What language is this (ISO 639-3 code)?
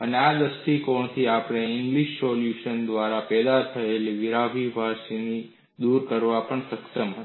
guj